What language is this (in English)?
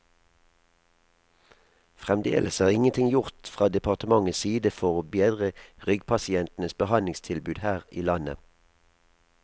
Norwegian